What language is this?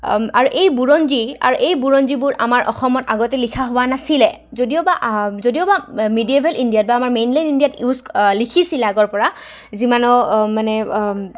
Assamese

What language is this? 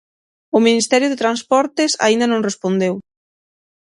Galician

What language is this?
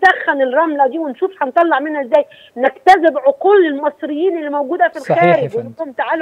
Arabic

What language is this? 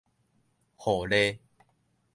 Min Nan Chinese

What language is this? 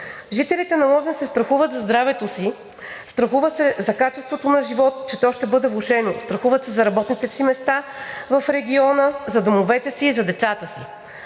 Bulgarian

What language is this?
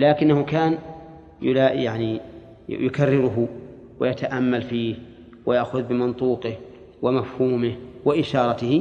Arabic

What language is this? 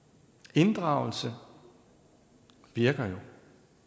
Danish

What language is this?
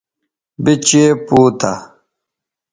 Bateri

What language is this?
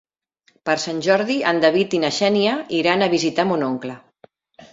Catalan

